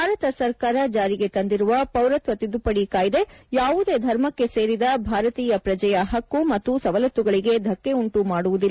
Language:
Kannada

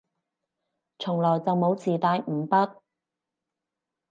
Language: Cantonese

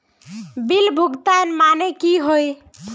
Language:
Magahi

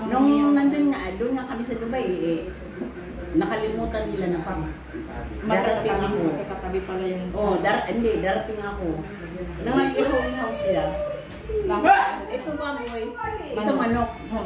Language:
Filipino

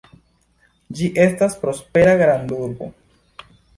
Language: Esperanto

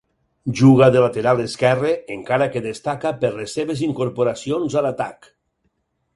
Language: Catalan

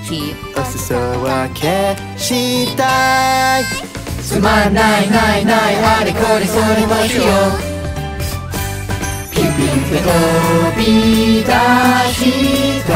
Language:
Czech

